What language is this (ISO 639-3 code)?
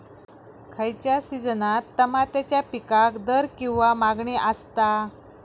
mar